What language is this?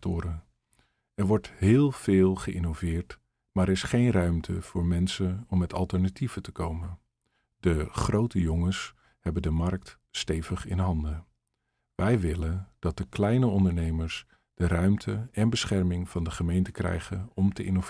Dutch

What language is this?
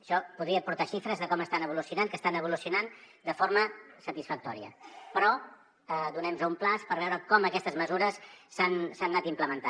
Catalan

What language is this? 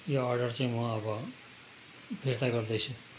Nepali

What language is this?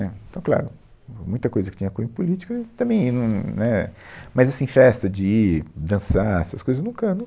Portuguese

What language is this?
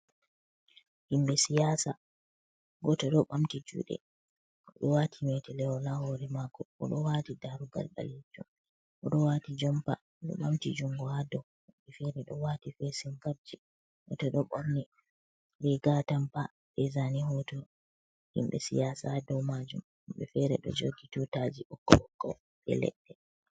Fula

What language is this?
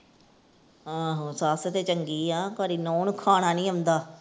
Punjabi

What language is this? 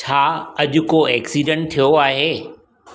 Sindhi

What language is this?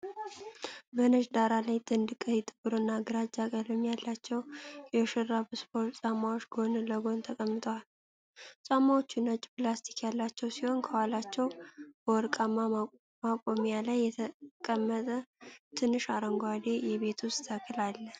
Amharic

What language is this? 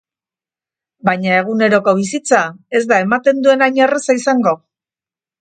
Basque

